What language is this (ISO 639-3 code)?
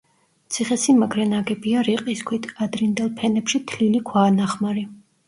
kat